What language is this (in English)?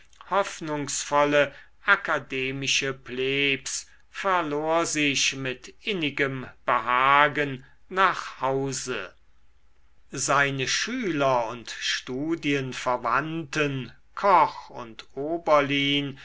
German